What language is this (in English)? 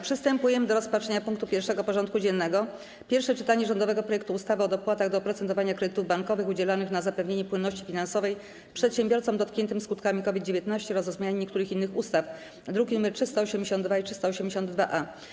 Polish